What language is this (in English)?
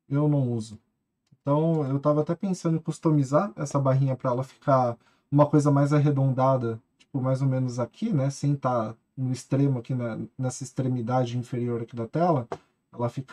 Portuguese